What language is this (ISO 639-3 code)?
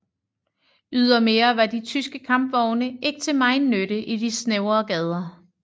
dan